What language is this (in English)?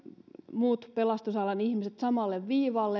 Finnish